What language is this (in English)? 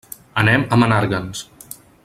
Catalan